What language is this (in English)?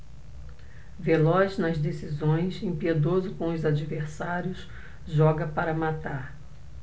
Portuguese